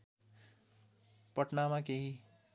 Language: Nepali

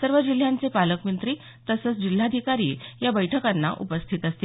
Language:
Marathi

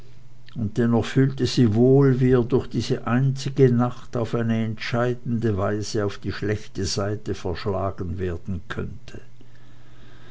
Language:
German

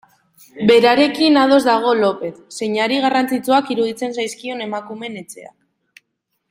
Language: Basque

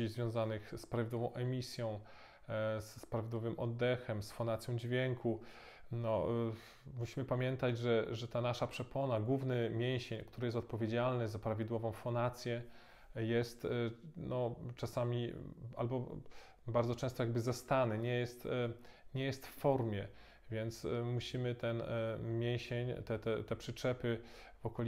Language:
Polish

